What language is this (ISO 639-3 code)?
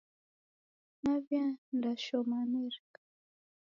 dav